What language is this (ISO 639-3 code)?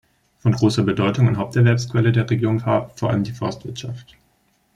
deu